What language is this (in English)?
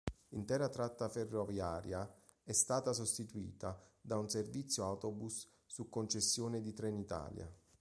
Italian